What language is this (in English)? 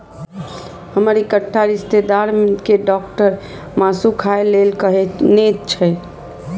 Maithili